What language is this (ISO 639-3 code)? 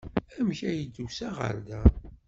kab